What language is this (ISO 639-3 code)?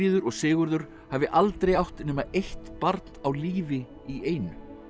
isl